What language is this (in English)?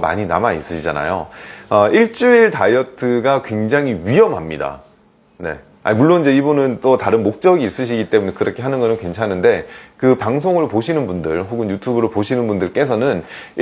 Korean